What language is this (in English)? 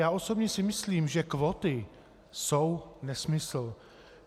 Czech